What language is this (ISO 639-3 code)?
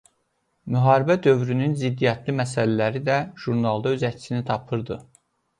aze